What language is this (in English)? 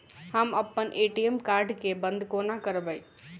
Maithili